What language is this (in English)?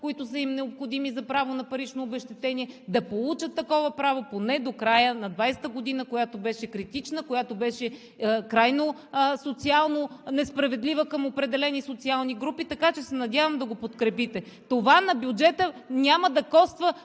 Bulgarian